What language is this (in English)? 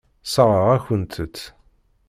Kabyle